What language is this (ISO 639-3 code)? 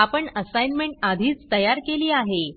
mar